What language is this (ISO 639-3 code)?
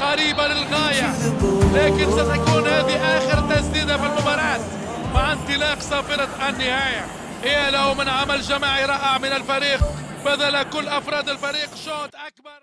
ara